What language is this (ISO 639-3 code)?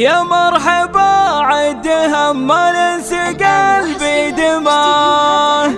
ara